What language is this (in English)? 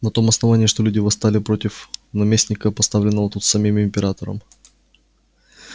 Russian